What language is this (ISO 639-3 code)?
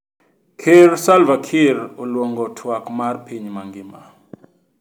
luo